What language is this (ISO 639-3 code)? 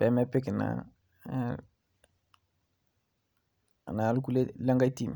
mas